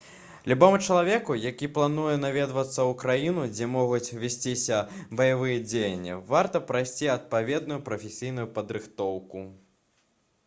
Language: Belarusian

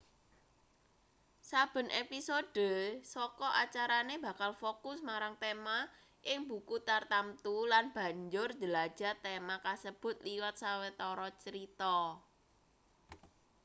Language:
Javanese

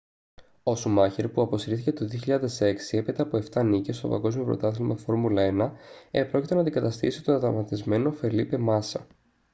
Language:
Greek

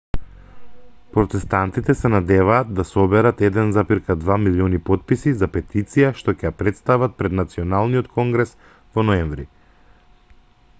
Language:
Macedonian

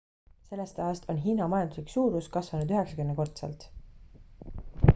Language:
Estonian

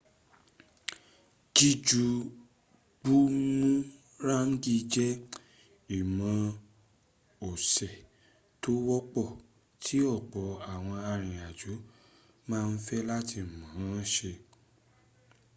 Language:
Yoruba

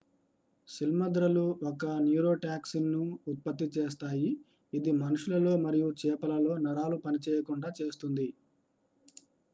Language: Telugu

